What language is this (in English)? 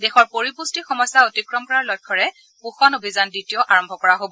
Assamese